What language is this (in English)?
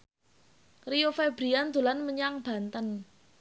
Javanese